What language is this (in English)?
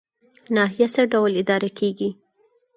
Pashto